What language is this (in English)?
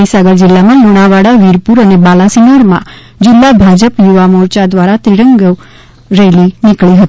Gujarati